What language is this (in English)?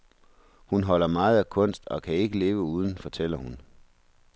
Danish